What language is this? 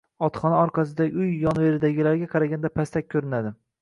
Uzbek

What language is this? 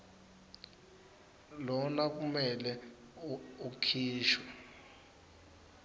Swati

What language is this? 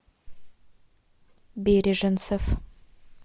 Russian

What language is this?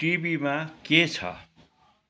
Nepali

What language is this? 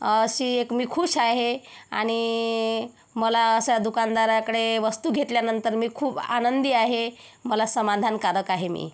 Marathi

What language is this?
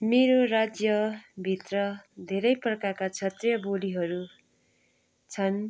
Nepali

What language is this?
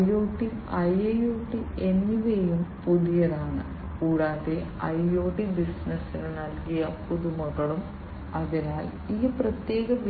Malayalam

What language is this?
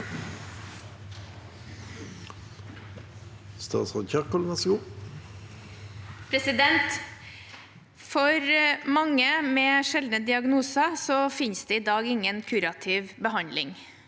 Norwegian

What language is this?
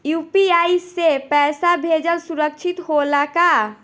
Bhojpuri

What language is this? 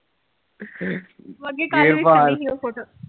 Punjabi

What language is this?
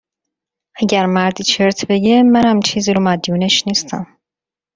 Persian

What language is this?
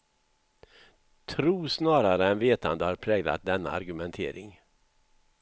Swedish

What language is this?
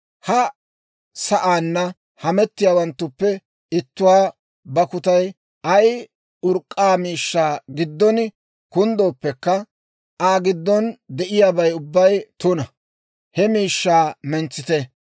Dawro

